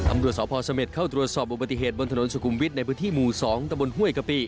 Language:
Thai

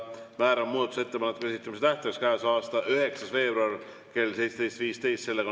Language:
Estonian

